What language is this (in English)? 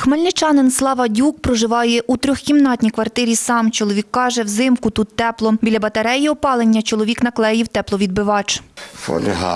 Ukrainian